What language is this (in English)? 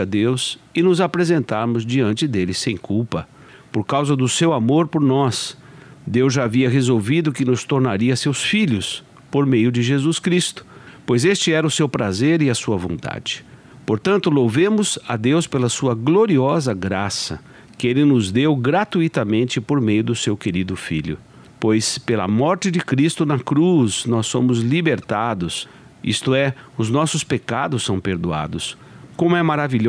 Portuguese